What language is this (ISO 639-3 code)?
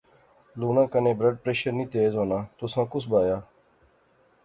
phr